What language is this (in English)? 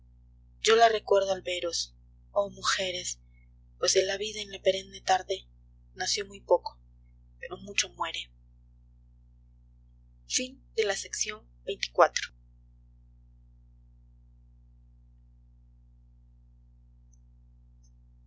Spanish